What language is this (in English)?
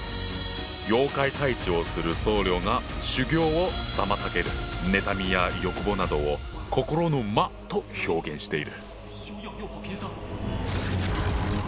Japanese